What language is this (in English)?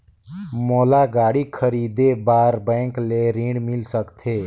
Chhattisgarhi